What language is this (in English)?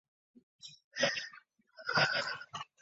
Chinese